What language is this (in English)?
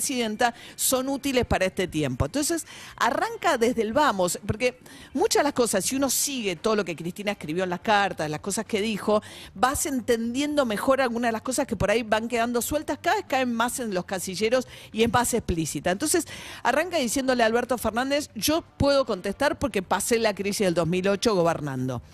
Spanish